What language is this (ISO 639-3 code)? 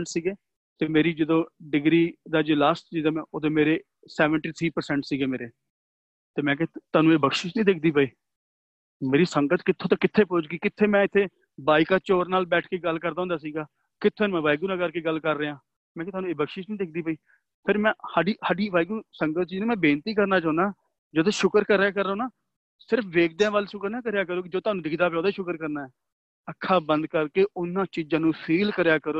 pan